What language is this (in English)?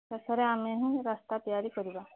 Odia